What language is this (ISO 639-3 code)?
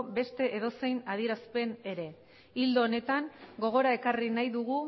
eus